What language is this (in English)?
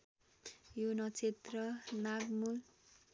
Nepali